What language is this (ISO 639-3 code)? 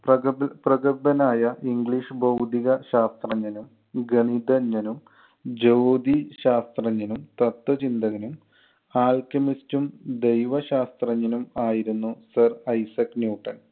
mal